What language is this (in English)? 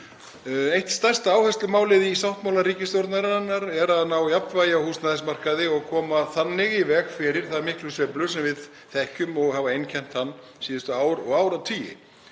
Icelandic